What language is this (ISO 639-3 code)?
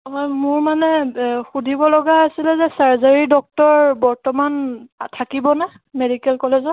asm